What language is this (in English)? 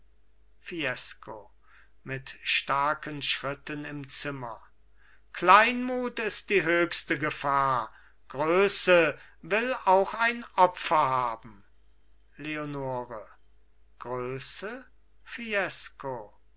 German